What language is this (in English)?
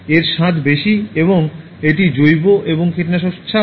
Bangla